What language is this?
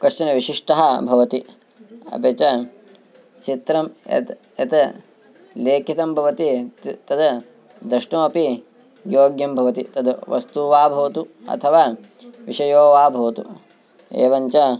Sanskrit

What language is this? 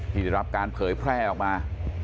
Thai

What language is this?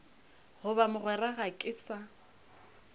Northern Sotho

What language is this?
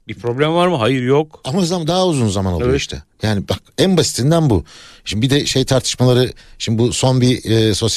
Turkish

